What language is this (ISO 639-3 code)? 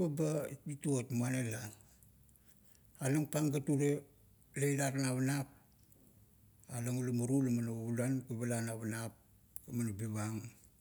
kto